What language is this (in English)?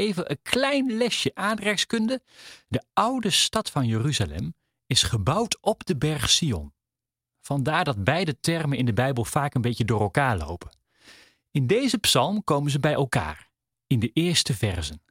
Dutch